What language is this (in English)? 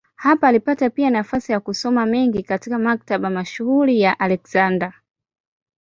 Swahili